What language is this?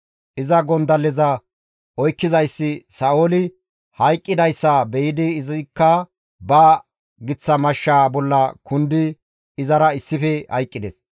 Gamo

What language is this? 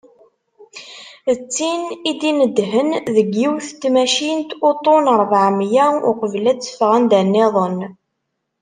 Kabyle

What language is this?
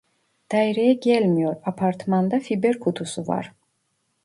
Turkish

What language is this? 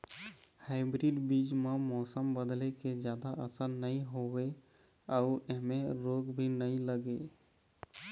Chhattisgarhi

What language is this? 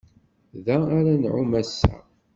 Kabyle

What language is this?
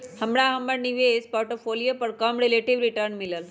Magahi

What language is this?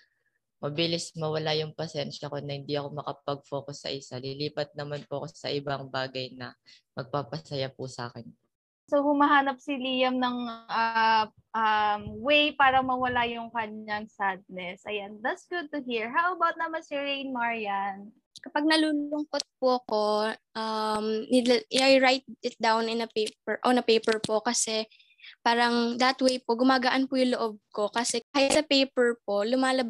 Filipino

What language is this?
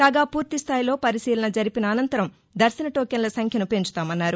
Telugu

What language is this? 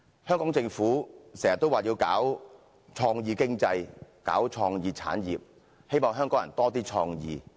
Cantonese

